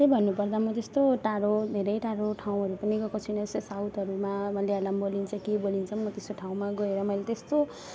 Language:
Nepali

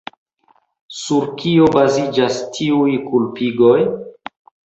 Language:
Esperanto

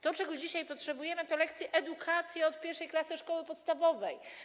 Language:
Polish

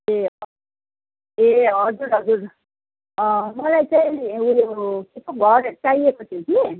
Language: Nepali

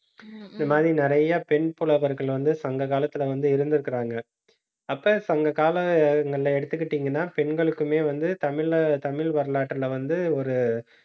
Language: Tamil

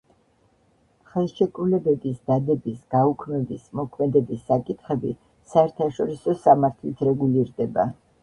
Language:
Georgian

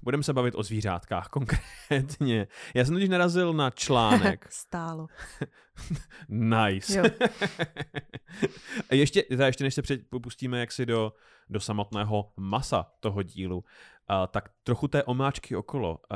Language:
Czech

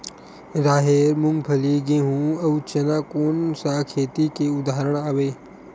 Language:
Chhattisgarhi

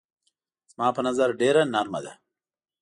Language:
Pashto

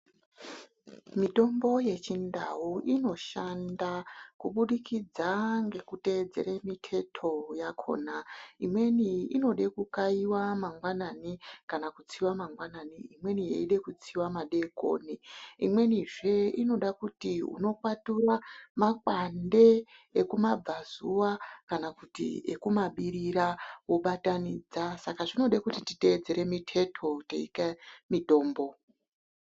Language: Ndau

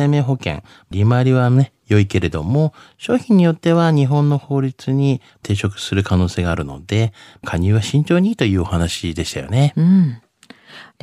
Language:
Japanese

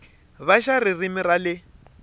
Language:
Tsonga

